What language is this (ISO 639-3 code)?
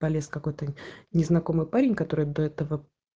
rus